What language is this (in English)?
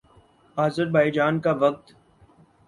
Urdu